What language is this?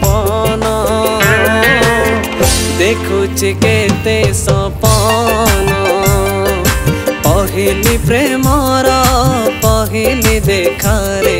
Indonesian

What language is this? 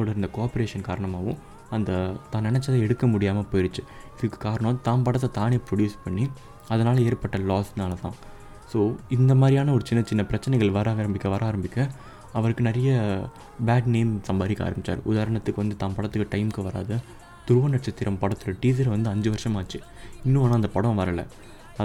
Tamil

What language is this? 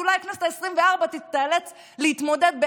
Hebrew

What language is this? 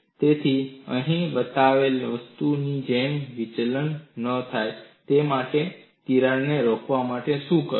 Gujarati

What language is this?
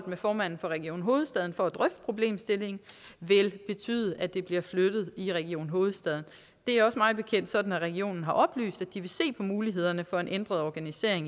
Danish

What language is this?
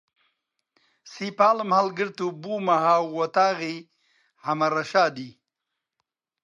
Central Kurdish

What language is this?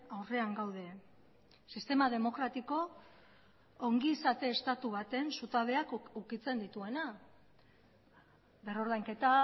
Basque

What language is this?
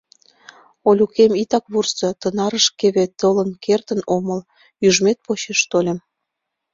Mari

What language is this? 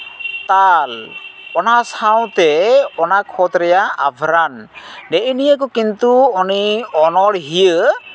Santali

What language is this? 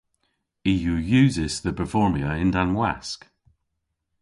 Cornish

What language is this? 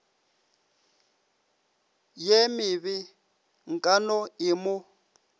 Northern Sotho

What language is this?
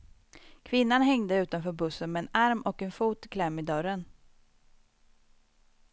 Swedish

